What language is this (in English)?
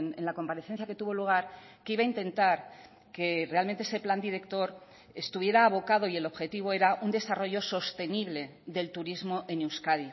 Spanish